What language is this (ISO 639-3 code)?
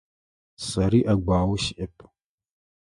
ady